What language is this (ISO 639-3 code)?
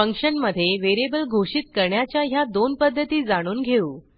mar